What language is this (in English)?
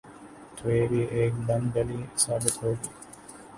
Urdu